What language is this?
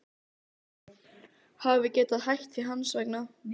Icelandic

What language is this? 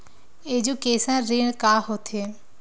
Chhattisgarhi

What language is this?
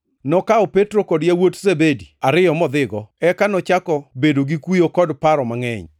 Luo (Kenya and Tanzania)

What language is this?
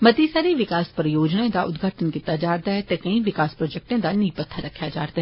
Dogri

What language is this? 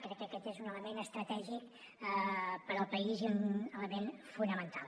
Catalan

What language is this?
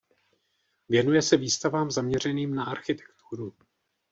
Czech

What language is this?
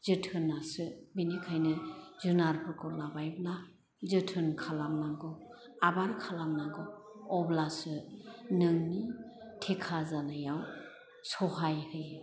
Bodo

